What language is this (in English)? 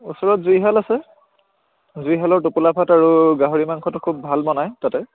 Assamese